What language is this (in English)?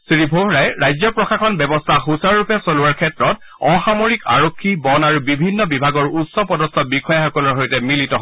Assamese